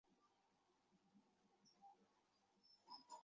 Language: Bangla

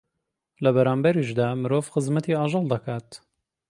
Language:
Central Kurdish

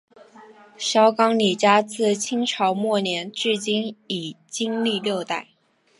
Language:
Chinese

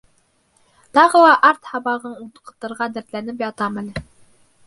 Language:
Bashkir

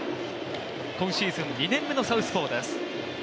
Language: Japanese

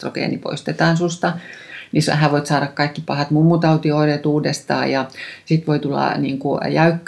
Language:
Finnish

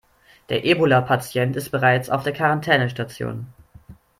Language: German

